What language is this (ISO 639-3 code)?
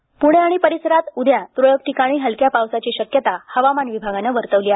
mar